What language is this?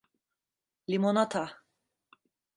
Turkish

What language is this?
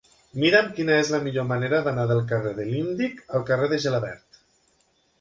Catalan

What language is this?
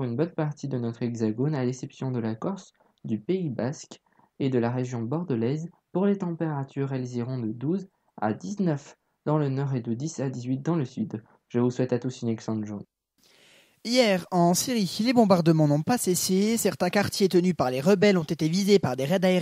French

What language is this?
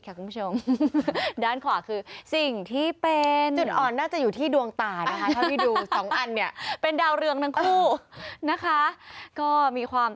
Thai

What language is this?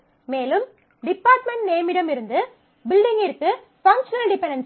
Tamil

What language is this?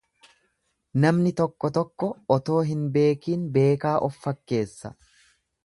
Oromo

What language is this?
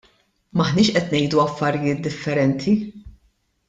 Maltese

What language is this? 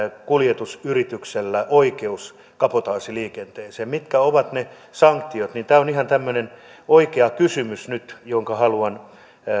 Finnish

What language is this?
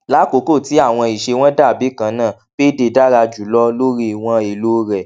Yoruba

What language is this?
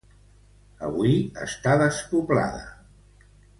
Catalan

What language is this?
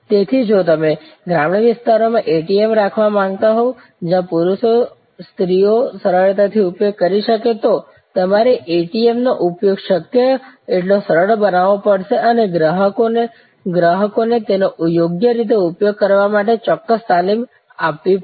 Gujarati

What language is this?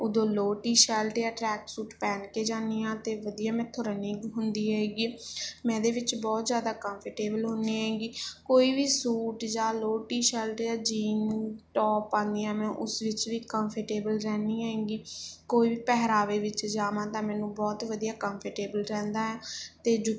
Punjabi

